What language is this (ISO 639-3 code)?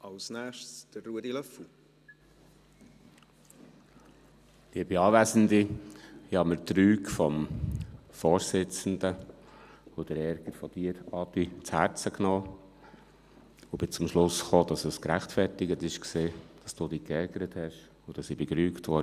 gsw